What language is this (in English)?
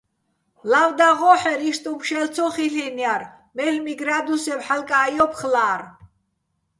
Bats